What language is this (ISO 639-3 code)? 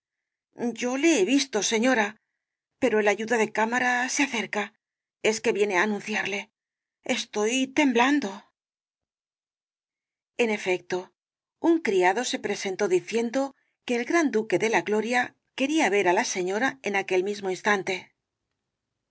spa